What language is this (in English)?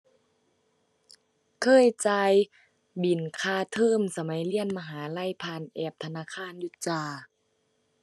Thai